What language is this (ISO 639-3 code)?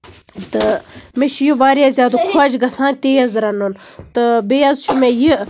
kas